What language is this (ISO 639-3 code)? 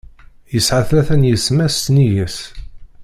kab